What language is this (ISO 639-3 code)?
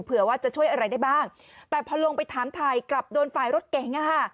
tha